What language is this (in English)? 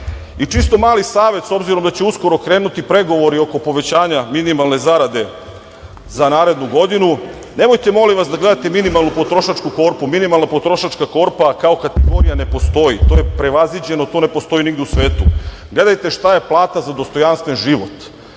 Serbian